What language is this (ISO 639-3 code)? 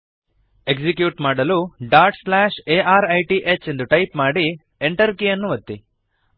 kan